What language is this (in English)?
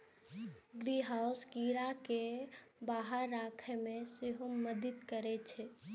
Maithili